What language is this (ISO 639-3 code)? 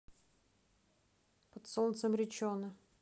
rus